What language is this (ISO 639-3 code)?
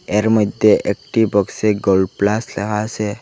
ben